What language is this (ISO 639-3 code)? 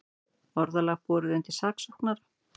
isl